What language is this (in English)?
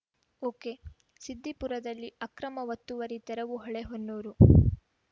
Kannada